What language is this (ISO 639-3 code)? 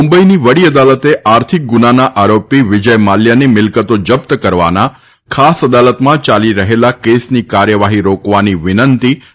guj